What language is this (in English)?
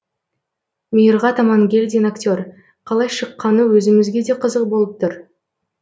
Kazakh